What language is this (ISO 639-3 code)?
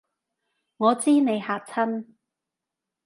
yue